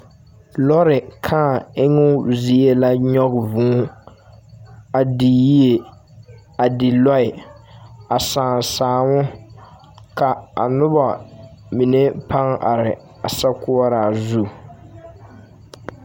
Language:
Southern Dagaare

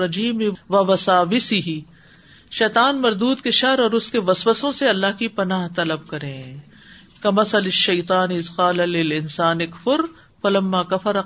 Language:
Urdu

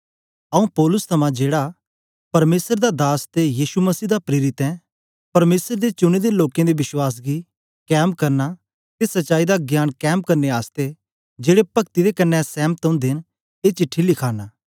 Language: Dogri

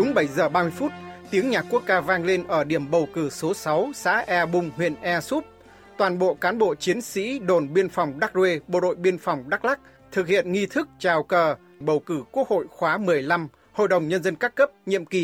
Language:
Vietnamese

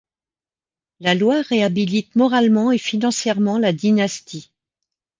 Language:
French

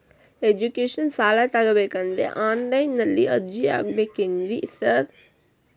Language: Kannada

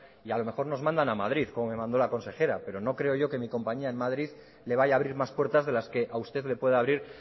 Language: Spanish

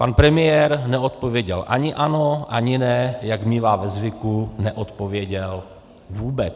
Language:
Czech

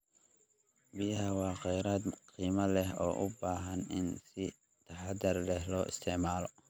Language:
Somali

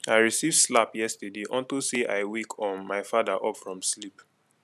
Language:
Nigerian Pidgin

